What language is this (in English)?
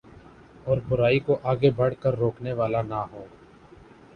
Urdu